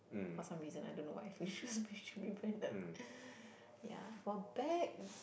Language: English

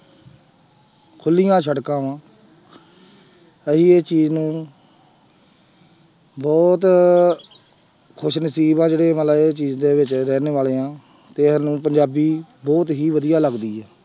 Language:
Punjabi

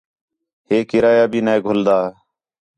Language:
Khetrani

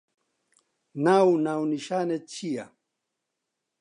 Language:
Central Kurdish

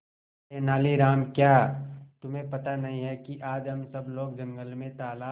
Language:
Hindi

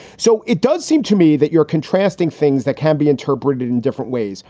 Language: English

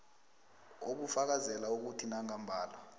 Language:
South Ndebele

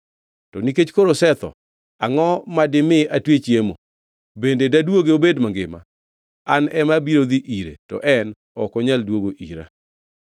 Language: Luo (Kenya and Tanzania)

